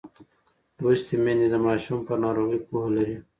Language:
Pashto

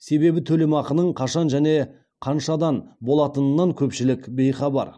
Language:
Kazakh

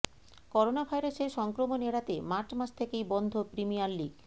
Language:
Bangla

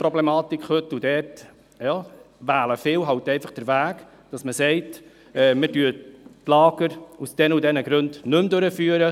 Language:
Swiss German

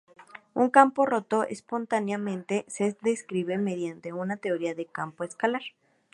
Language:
Spanish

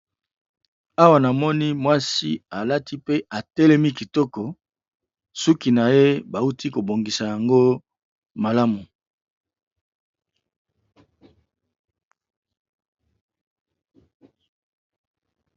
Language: Lingala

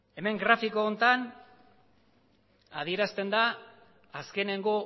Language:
Basque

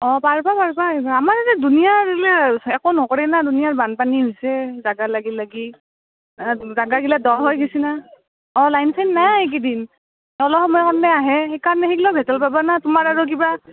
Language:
Assamese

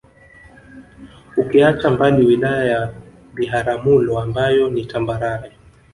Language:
Swahili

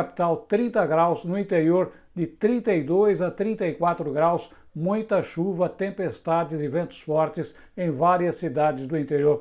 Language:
Portuguese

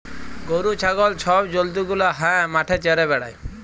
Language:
Bangla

